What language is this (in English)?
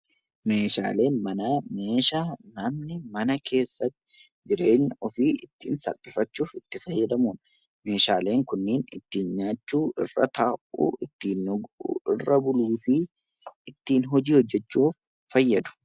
Oromo